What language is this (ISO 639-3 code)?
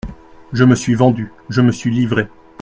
fra